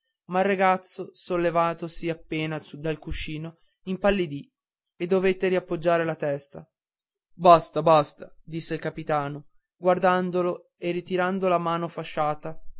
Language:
Italian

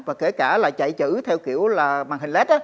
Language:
Vietnamese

